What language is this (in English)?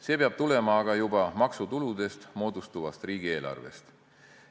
Estonian